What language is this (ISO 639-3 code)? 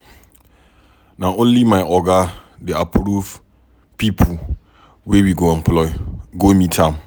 pcm